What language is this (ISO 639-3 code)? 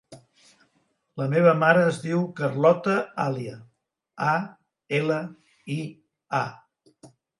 cat